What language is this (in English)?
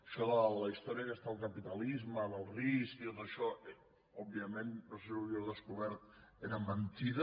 Catalan